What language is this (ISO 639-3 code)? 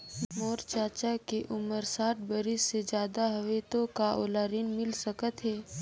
hne